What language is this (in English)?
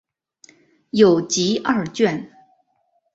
Chinese